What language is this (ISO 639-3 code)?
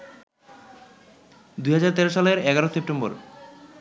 ben